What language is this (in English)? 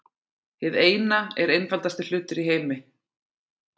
Icelandic